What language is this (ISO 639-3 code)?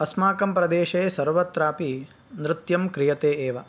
san